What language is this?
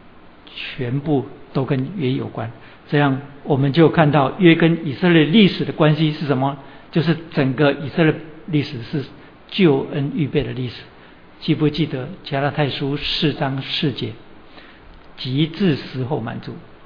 Chinese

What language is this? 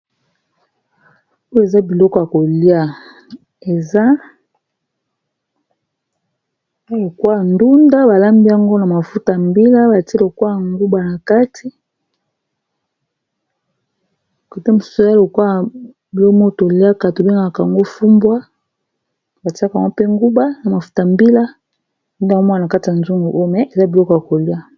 Lingala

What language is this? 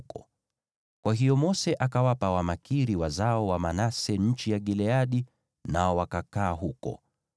Swahili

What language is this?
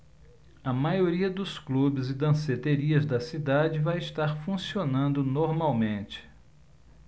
Portuguese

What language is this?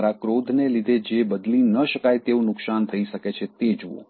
Gujarati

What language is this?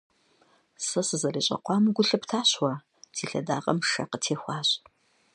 Kabardian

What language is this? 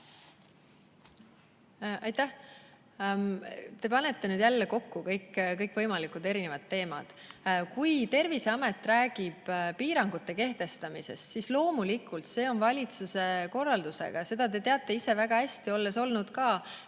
Estonian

